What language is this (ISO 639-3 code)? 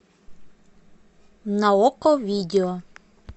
rus